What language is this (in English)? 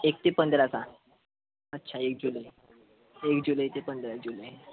Marathi